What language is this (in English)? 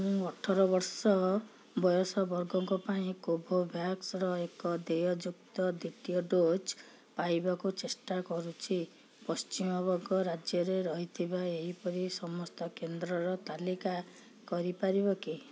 Odia